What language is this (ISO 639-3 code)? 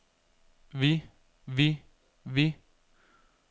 dan